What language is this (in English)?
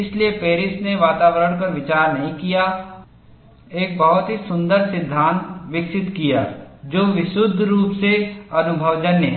Hindi